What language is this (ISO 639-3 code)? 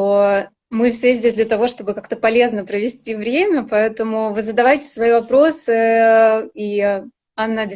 rus